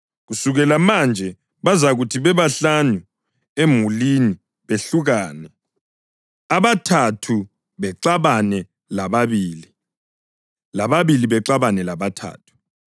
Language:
North Ndebele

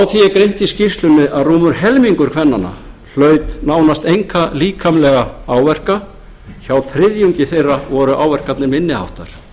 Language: Icelandic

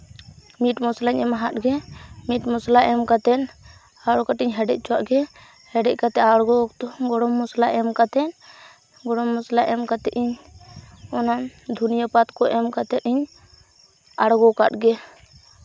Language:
Santali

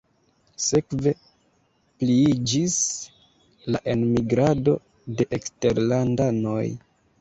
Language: Esperanto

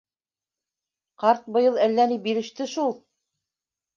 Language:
Bashkir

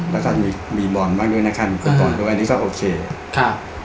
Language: Thai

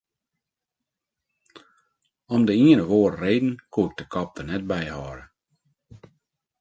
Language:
Western Frisian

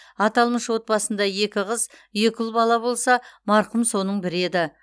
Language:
Kazakh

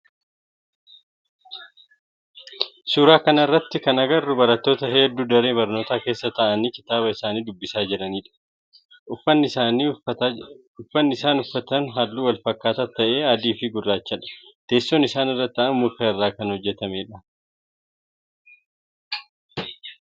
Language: Oromo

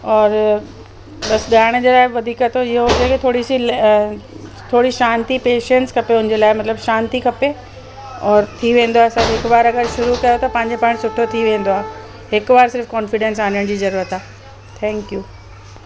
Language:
Sindhi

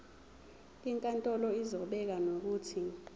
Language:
Zulu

